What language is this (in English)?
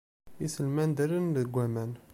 Kabyle